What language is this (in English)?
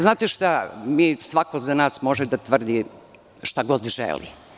Serbian